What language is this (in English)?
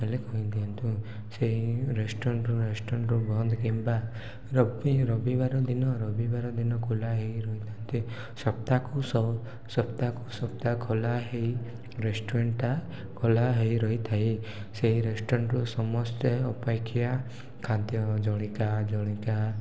Odia